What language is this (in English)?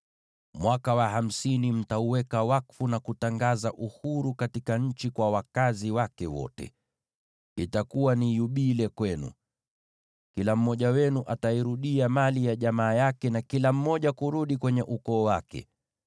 Swahili